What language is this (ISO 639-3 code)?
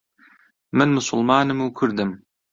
ckb